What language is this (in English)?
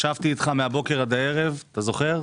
Hebrew